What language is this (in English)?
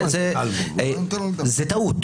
Hebrew